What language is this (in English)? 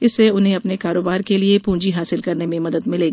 Hindi